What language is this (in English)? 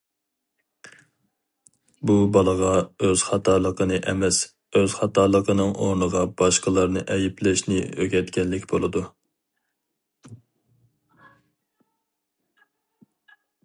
Uyghur